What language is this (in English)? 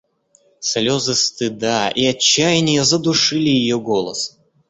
Russian